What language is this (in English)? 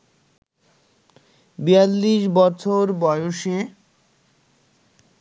Bangla